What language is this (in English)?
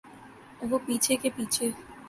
Urdu